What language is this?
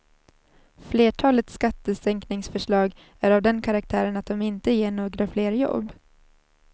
Swedish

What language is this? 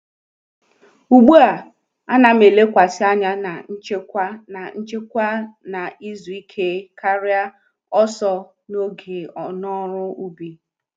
Igbo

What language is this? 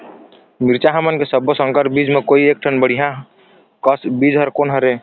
Chhattisgarhi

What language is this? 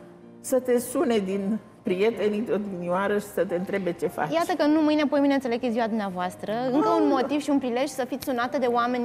Romanian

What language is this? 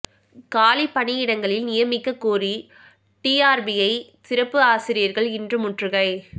Tamil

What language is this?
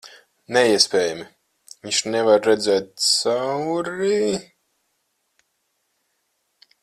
Latvian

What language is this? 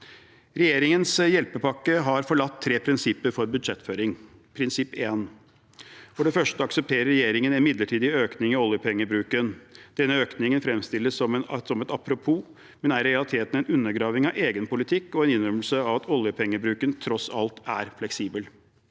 Norwegian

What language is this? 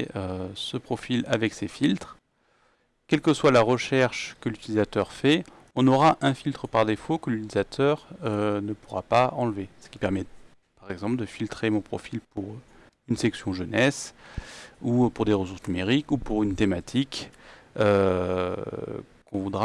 French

